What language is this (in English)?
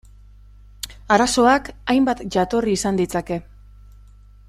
Basque